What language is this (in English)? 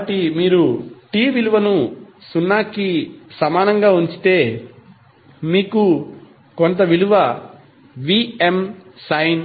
Telugu